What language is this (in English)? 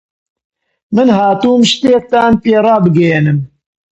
Central Kurdish